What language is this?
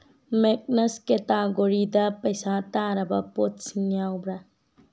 Manipuri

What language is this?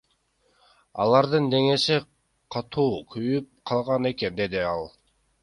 Kyrgyz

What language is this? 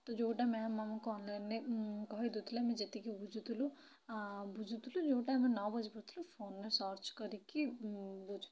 Odia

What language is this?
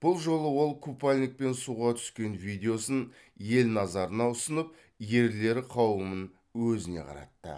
Kazakh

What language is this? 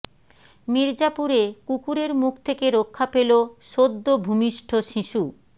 Bangla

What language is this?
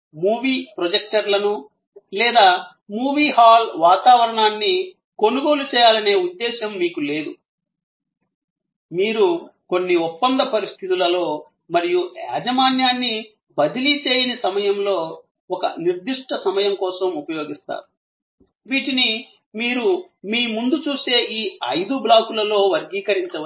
Telugu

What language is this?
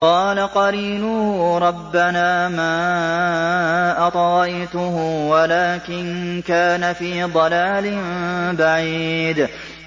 Arabic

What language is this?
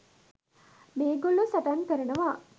Sinhala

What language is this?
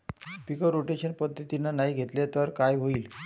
Marathi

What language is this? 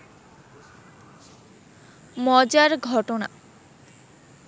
Bangla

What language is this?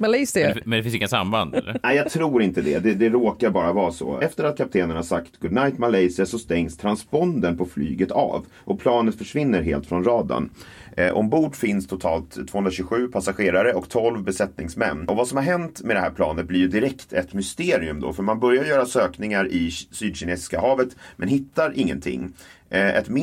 Swedish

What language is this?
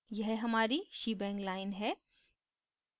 Hindi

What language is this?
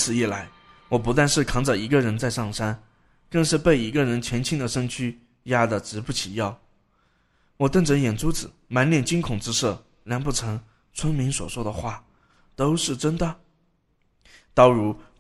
Chinese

